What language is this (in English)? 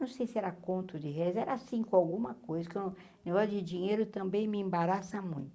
Portuguese